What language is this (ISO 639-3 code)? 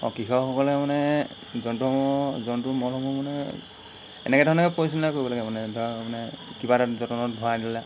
asm